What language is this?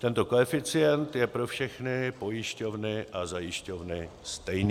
Czech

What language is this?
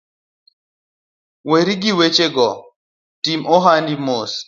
Luo (Kenya and Tanzania)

